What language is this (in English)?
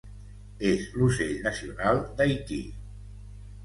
Catalan